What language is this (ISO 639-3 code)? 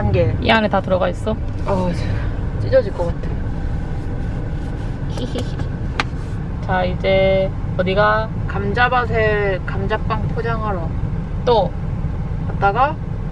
kor